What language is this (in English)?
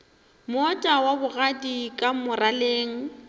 Northern Sotho